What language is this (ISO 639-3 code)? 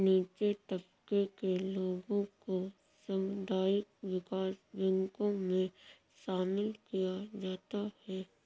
hin